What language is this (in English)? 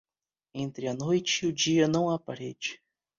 Portuguese